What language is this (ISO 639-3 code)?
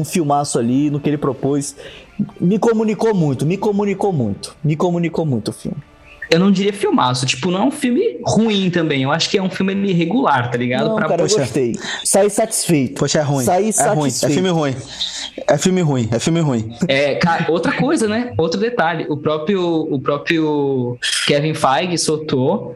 por